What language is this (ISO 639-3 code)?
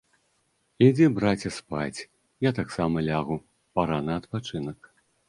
bel